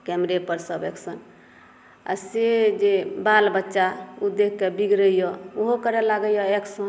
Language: Maithili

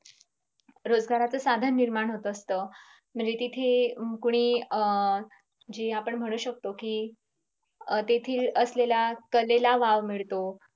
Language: Marathi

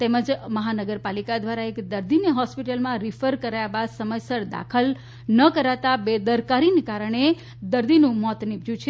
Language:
Gujarati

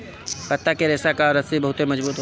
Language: Bhojpuri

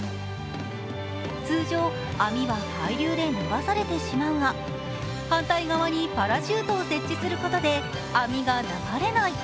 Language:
Japanese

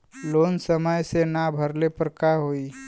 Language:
Bhojpuri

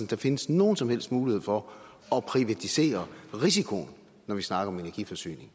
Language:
Danish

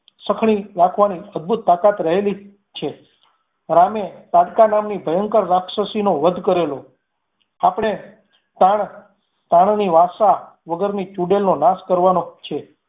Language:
Gujarati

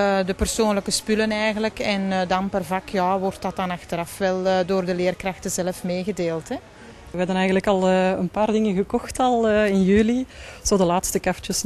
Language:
Dutch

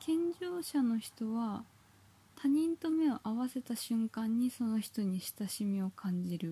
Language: Japanese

